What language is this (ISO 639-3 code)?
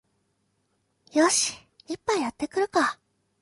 jpn